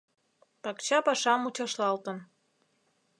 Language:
Mari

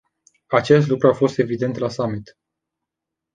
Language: Romanian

